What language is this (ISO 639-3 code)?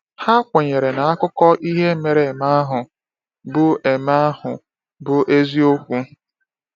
ibo